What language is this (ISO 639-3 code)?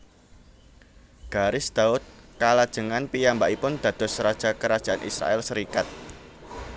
jav